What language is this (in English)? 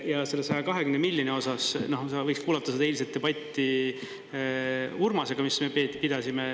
Estonian